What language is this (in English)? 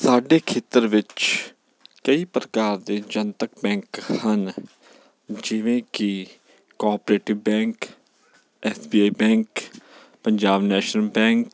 Punjabi